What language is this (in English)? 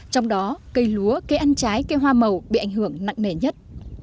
Vietnamese